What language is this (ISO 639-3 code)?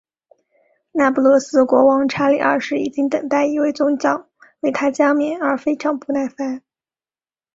zho